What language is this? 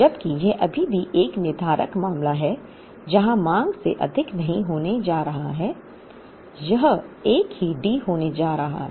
Hindi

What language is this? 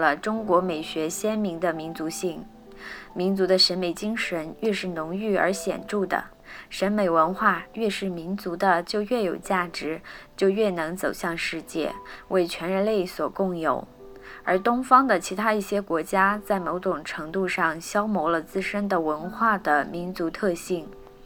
Chinese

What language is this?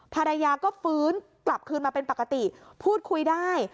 Thai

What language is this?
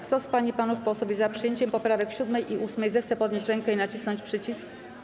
Polish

